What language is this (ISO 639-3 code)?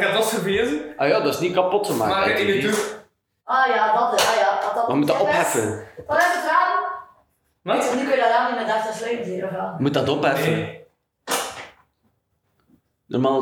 nld